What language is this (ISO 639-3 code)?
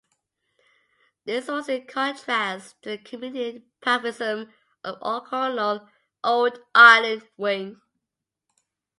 eng